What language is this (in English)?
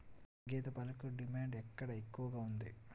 Telugu